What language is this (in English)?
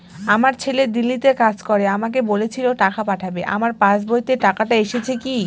Bangla